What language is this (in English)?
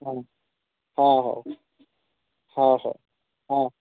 Odia